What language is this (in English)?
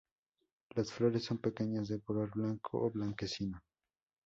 Spanish